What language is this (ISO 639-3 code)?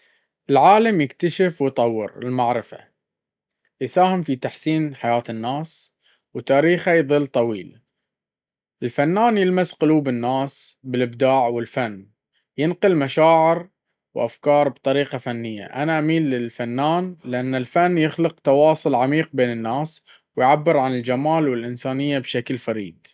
abv